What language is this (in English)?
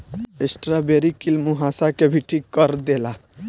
Bhojpuri